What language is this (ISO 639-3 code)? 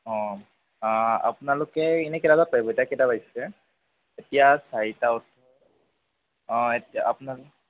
asm